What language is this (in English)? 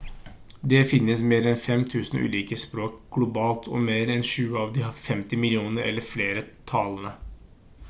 Norwegian Bokmål